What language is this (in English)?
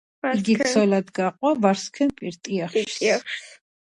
Georgian